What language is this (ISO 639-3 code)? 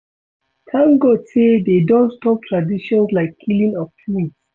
pcm